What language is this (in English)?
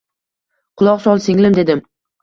Uzbek